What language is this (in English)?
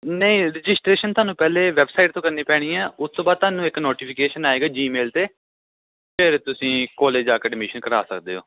Punjabi